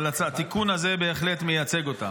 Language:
Hebrew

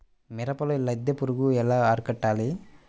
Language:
Telugu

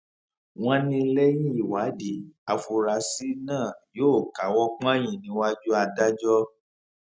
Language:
Yoruba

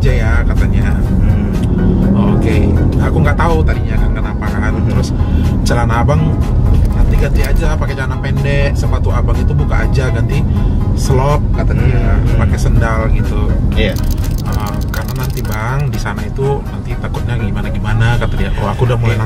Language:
Indonesian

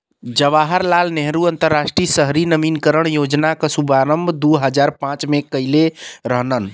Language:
Bhojpuri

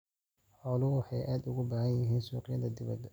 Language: Somali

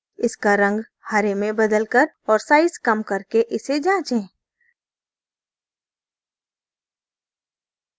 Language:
Hindi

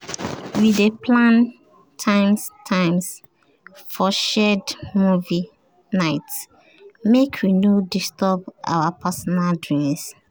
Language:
Nigerian Pidgin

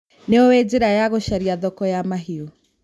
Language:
Kikuyu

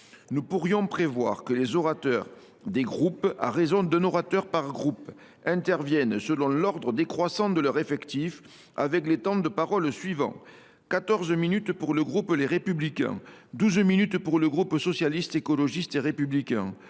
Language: French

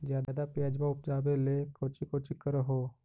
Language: Magahi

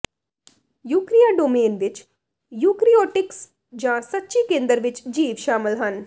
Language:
Punjabi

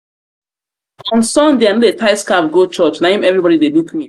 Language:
Nigerian Pidgin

